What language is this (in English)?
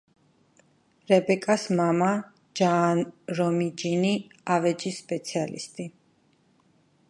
Georgian